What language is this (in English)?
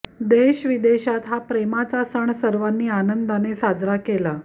Marathi